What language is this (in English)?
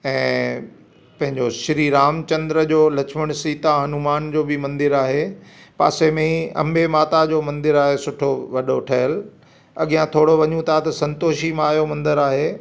Sindhi